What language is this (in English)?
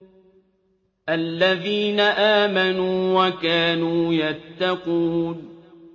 Arabic